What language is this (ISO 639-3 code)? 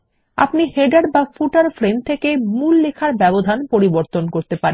ben